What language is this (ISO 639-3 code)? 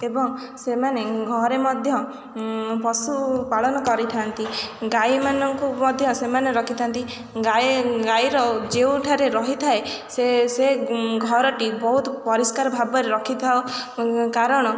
ori